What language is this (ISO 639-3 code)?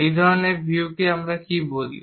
ben